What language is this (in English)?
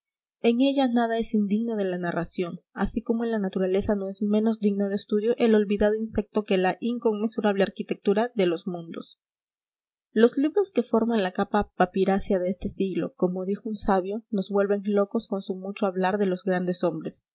Spanish